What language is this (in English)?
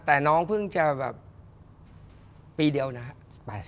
Thai